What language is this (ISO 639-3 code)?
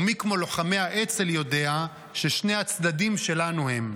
heb